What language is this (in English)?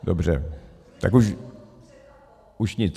Czech